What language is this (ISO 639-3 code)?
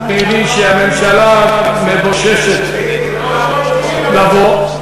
heb